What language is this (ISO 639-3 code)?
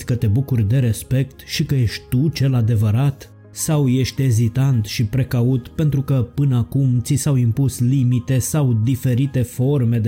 ron